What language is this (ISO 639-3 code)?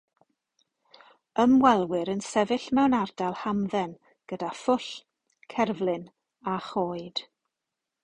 cym